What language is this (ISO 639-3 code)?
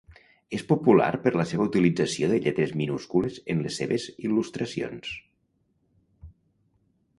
cat